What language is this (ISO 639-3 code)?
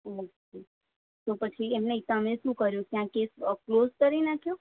guj